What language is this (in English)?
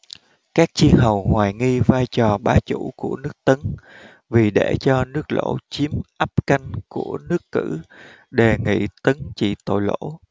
Vietnamese